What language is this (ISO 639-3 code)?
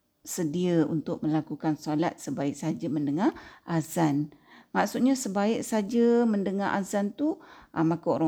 msa